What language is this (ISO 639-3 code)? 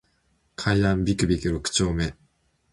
jpn